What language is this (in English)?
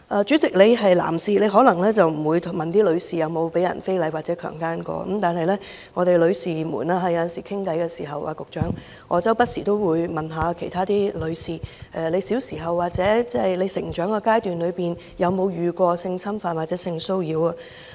Cantonese